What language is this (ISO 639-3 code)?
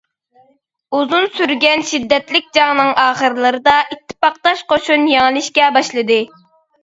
uig